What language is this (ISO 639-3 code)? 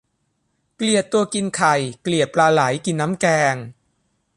tha